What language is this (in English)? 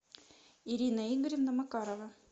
Russian